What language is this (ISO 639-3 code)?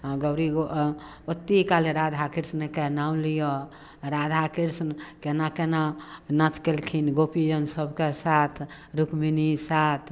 mai